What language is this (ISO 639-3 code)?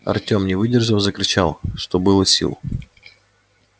rus